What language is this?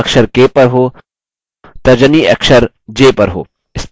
Hindi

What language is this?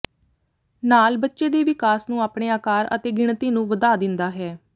Punjabi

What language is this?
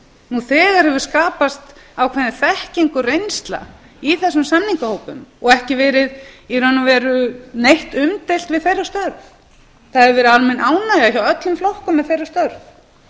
Icelandic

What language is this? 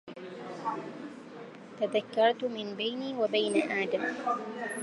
Arabic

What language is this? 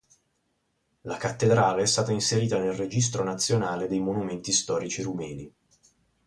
Italian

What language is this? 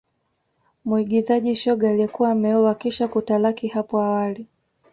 Swahili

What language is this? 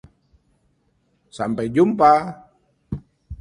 Indonesian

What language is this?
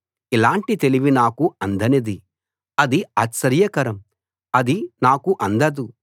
Telugu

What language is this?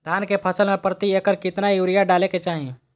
Magahi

